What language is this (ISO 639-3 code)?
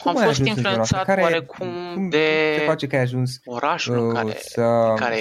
ron